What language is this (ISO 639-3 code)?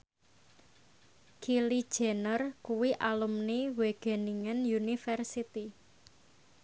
jav